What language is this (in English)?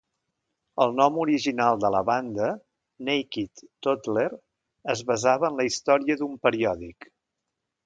Catalan